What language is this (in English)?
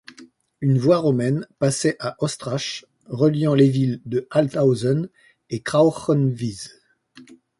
French